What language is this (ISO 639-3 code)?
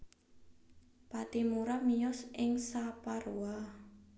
jav